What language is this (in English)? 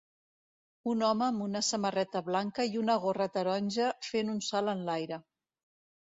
Catalan